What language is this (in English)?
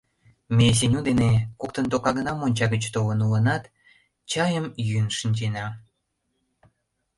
Mari